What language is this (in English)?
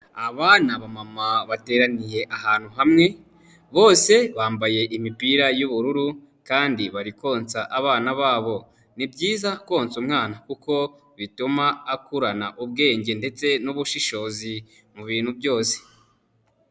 Kinyarwanda